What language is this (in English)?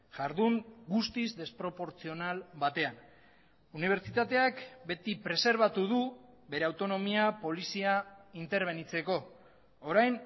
Basque